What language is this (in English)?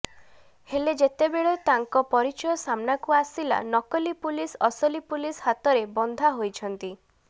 Odia